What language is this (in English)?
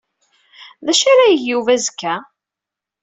Kabyle